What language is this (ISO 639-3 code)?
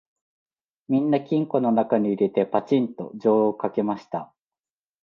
jpn